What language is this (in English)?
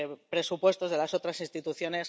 Spanish